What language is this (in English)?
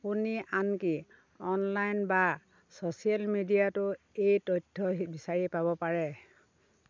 Assamese